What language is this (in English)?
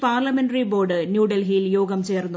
Malayalam